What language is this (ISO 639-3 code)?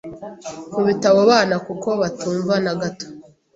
kin